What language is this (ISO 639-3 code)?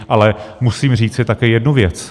ces